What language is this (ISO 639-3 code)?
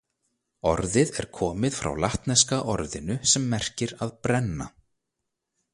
isl